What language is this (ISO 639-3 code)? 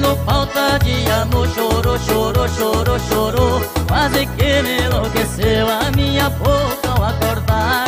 por